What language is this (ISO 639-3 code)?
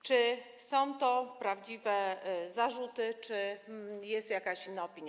pol